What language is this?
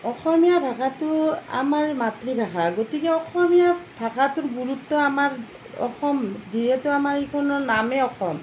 Assamese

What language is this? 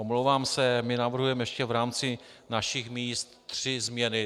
Czech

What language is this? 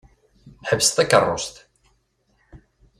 Kabyle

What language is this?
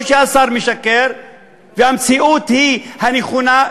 Hebrew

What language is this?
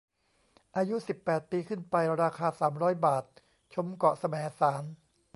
Thai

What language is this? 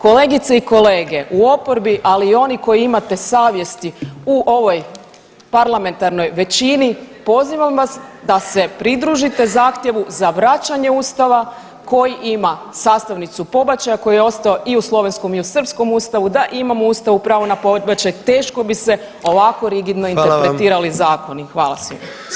Croatian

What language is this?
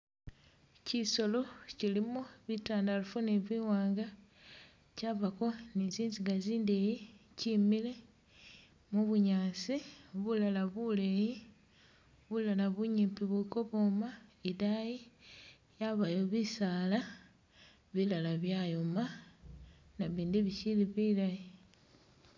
Masaaba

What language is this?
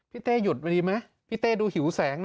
Thai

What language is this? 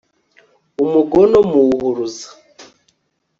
Kinyarwanda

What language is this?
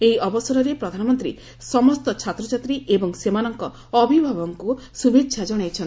Odia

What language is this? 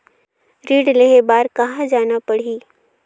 Chhattisgarhi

